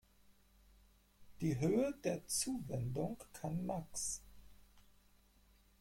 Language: German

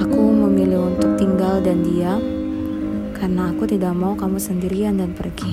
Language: Indonesian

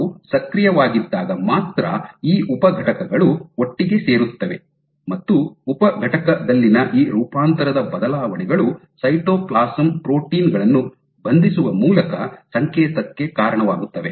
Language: Kannada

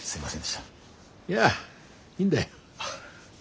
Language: Japanese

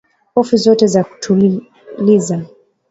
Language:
Swahili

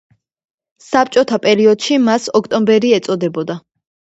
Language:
Georgian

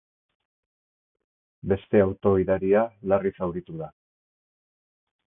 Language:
Basque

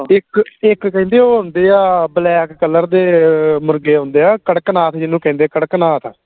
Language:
Punjabi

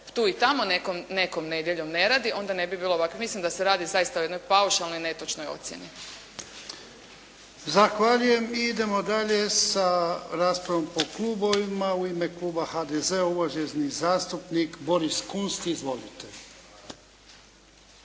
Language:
Croatian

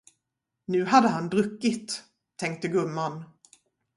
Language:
Swedish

